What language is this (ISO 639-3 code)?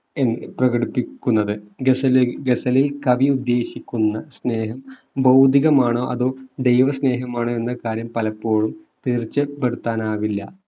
mal